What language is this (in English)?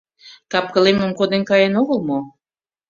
Mari